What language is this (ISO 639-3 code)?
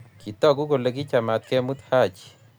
kln